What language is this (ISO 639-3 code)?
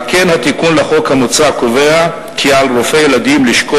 heb